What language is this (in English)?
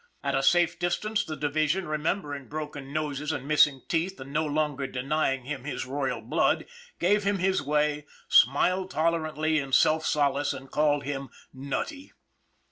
English